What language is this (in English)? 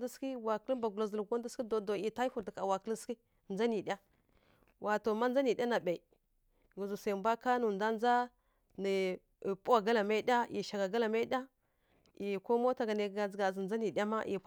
Kirya-Konzəl